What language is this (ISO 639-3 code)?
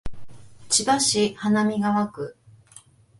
jpn